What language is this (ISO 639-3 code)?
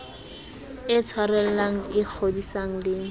sot